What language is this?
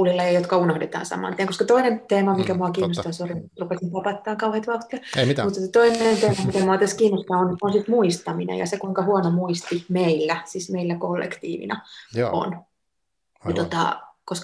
Finnish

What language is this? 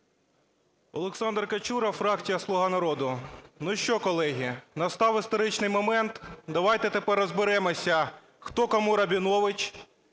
Ukrainian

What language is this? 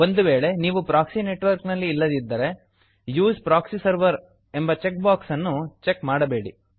Kannada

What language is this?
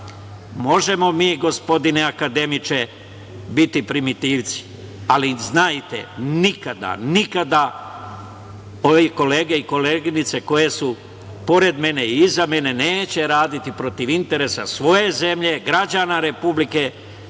Serbian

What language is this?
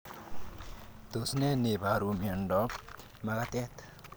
Kalenjin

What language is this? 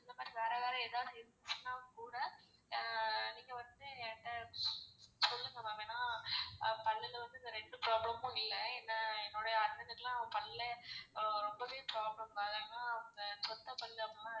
Tamil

